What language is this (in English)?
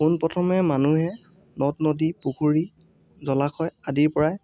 Assamese